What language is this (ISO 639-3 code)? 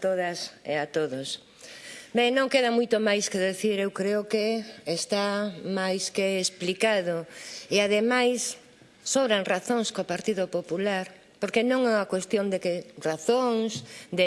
spa